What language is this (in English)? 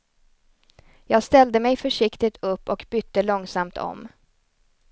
Swedish